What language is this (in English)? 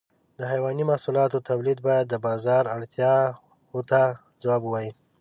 Pashto